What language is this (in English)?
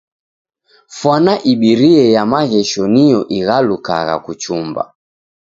Taita